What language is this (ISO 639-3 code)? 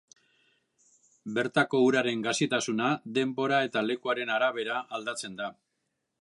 eus